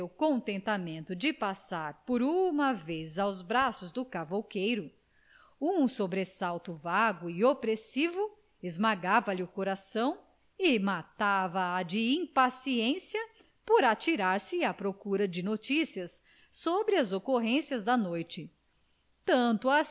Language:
Portuguese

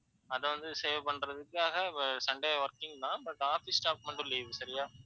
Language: Tamil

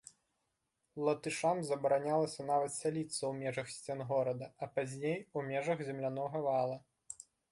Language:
Belarusian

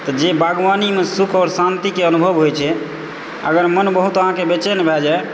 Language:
Maithili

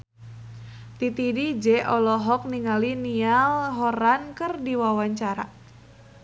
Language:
Sundanese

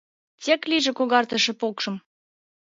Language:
Mari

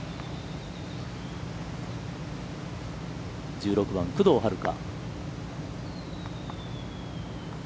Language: Japanese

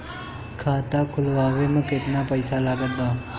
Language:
Bhojpuri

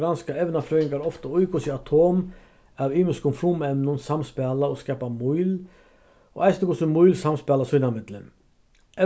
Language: Faroese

